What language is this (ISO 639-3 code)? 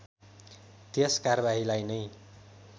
nep